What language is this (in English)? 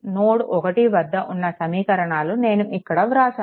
Telugu